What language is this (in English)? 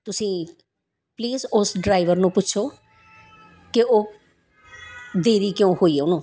Punjabi